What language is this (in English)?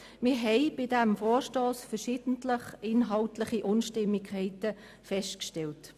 Swiss German